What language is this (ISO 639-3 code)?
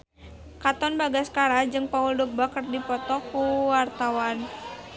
sun